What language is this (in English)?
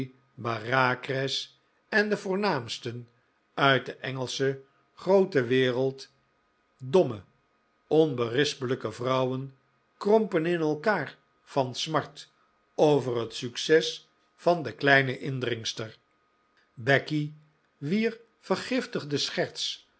Dutch